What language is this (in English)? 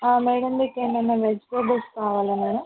Telugu